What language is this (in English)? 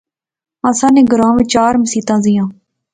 Pahari-Potwari